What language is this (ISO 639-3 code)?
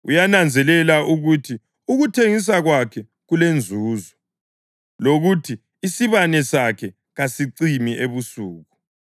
nde